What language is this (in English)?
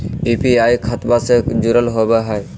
Magahi